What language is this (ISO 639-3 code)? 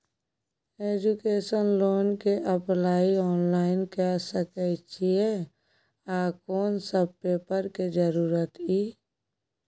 mai